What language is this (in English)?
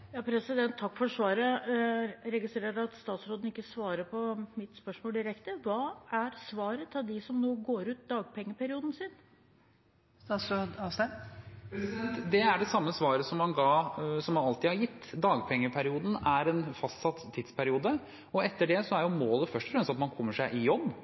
Norwegian